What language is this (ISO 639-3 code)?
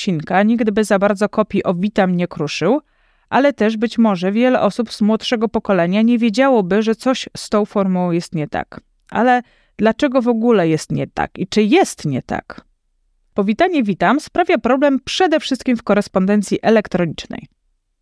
pol